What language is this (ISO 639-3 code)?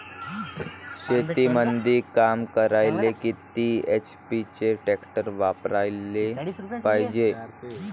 mar